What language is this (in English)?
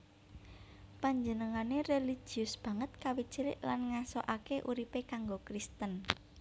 Javanese